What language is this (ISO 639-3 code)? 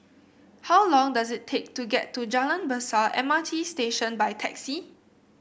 eng